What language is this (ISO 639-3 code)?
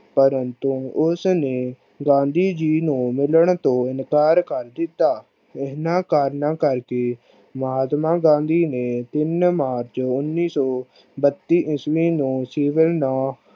pan